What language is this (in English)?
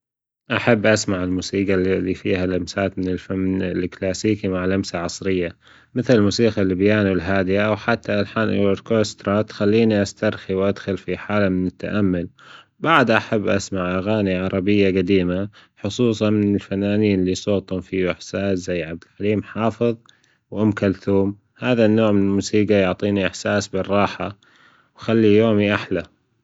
Gulf Arabic